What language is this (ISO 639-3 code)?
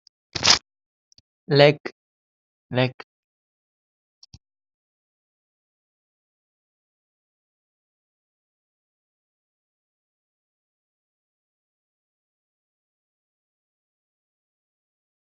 wol